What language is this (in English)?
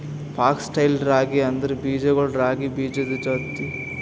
Kannada